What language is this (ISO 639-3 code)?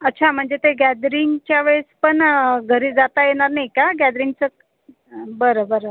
mar